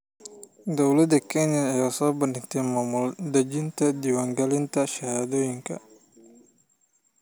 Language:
Somali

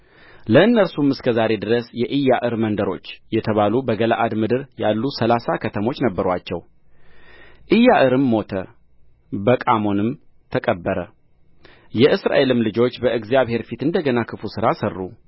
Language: Amharic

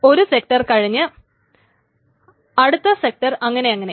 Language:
Malayalam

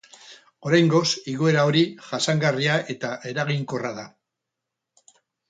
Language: Basque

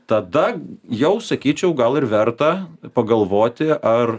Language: Lithuanian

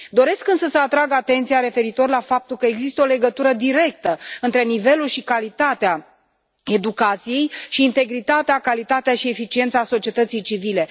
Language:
Romanian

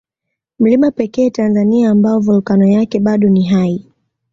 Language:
Swahili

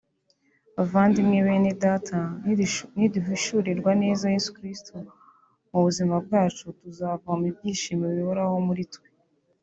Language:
Kinyarwanda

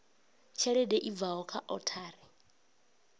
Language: Venda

